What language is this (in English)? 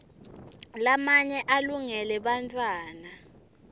Swati